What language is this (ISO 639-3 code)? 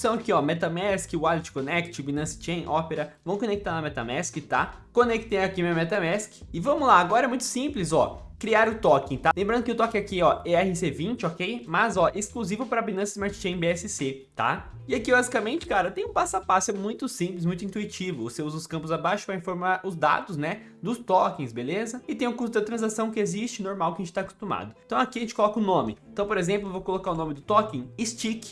por